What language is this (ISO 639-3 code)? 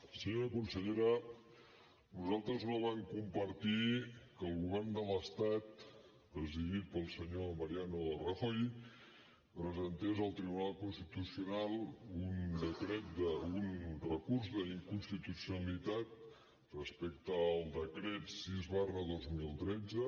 cat